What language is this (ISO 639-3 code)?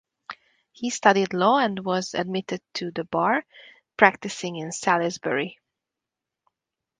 eng